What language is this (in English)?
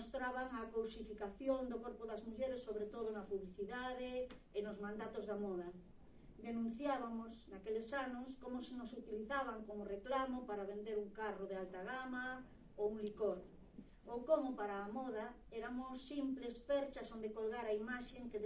Galician